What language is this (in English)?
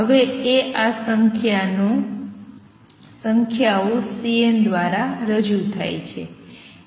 Gujarati